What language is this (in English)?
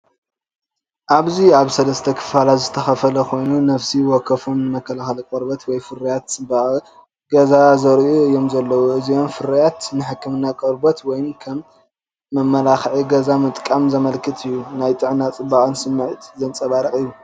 Tigrinya